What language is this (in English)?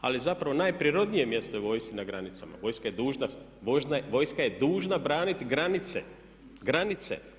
Croatian